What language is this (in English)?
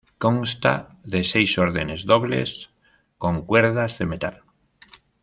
Spanish